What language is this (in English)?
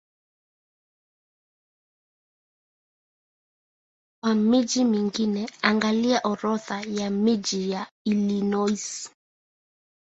Swahili